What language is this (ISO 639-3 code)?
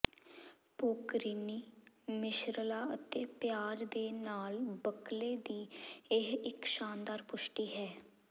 pan